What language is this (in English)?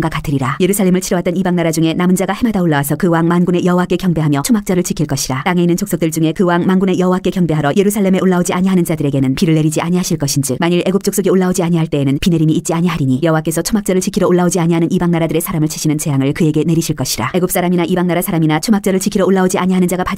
Korean